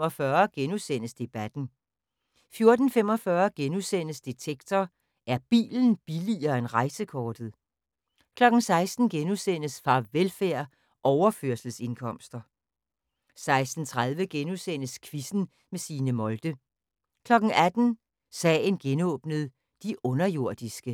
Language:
Danish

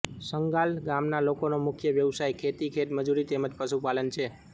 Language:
Gujarati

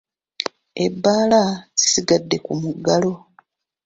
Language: Ganda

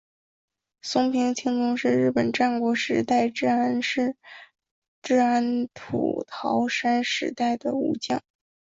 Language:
Chinese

